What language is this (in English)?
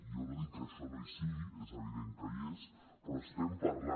Catalan